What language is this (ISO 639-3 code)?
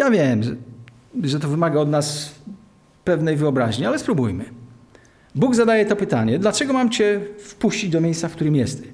pol